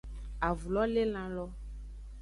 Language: Aja (Benin)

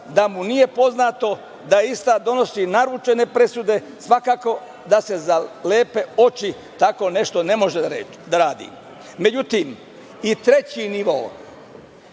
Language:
Serbian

